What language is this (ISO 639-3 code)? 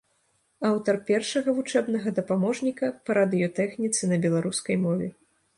bel